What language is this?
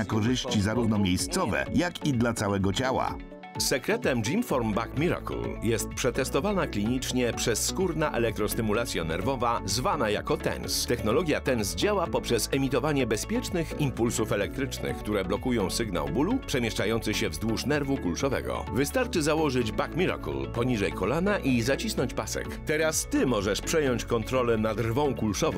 Polish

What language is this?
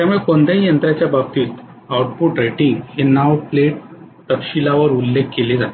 Marathi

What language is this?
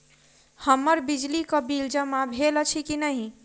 Maithili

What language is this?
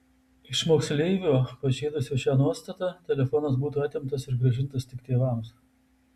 Lithuanian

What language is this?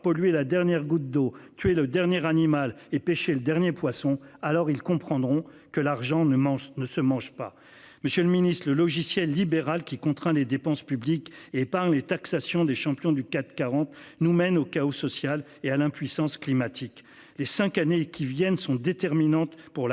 French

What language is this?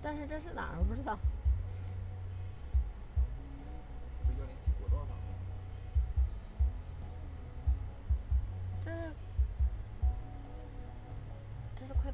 Chinese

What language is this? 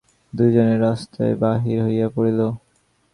Bangla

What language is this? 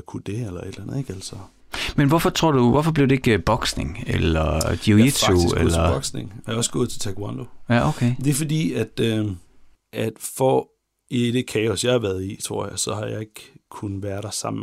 Danish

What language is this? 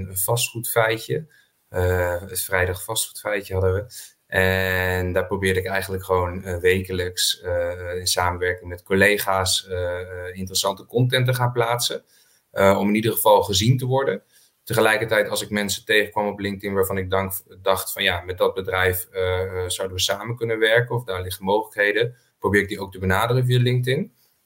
Dutch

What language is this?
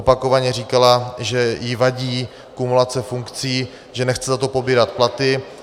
Czech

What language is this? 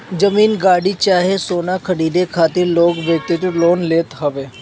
Bhojpuri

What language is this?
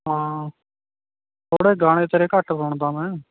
Punjabi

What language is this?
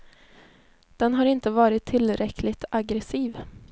Swedish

